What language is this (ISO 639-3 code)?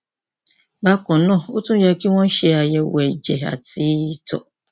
yor